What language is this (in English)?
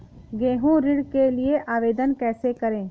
Hindi